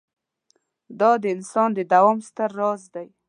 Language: Pashto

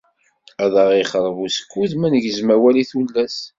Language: Kabyle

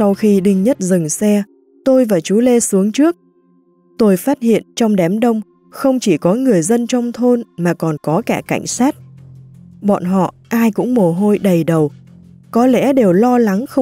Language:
Vietnamese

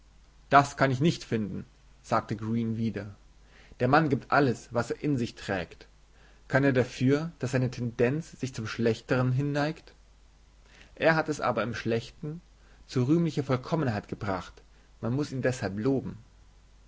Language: German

